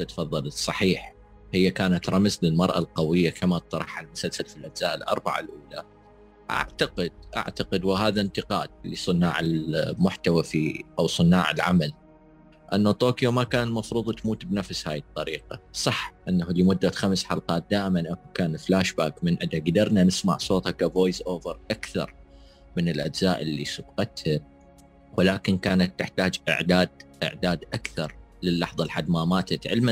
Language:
Arabic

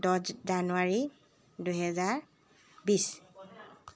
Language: Assamese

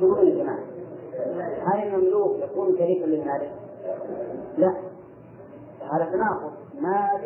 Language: Arabic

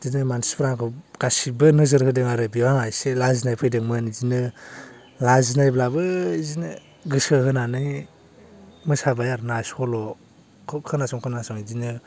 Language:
Bodo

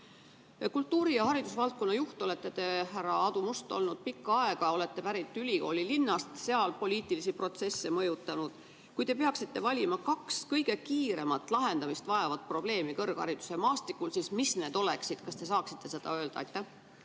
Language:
Estonian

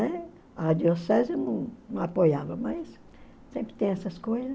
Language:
Portuguese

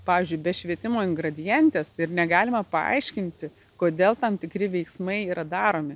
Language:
Lithuanian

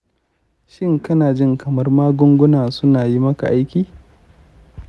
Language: Hausa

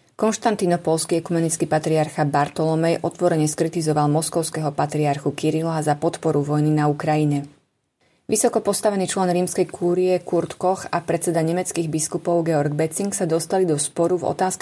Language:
Slovak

